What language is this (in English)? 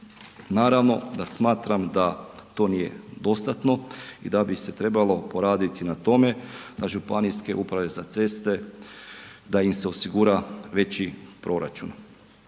Croatian